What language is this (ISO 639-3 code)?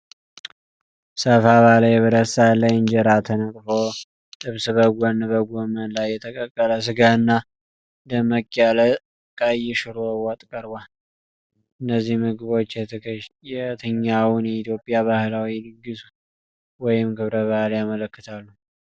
amh